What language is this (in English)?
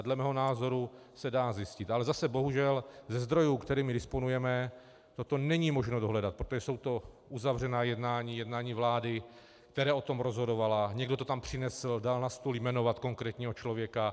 Czech